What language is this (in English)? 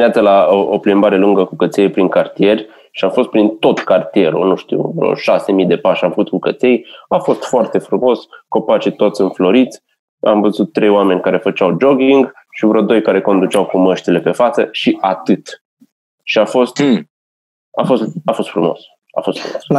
Romanian